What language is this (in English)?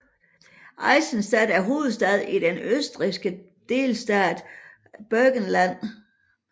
Danish